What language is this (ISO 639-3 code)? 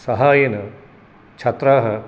san